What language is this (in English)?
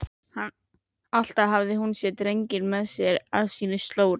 Icelandic